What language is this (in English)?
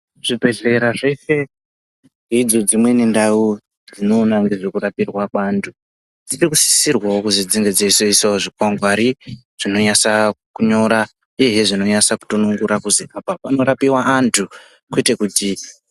Ndau